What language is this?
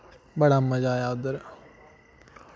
Dogri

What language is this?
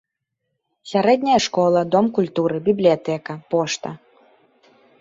Belarusian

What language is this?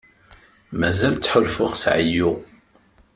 Kabyle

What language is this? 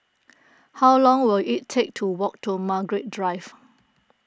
English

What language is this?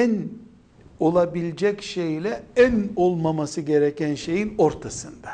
Turkish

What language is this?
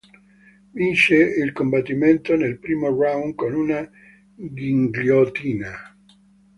Italian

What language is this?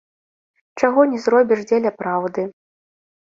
Belarusian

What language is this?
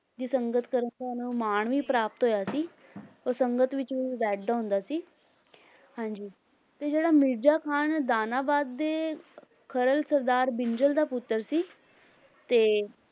Punjabi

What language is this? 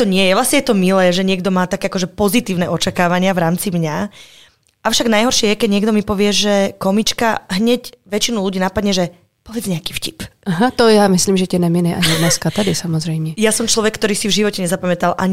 Czech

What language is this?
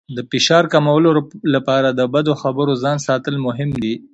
Pashto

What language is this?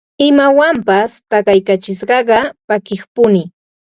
Ambo-Pasco Quechua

